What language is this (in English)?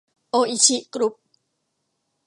Thai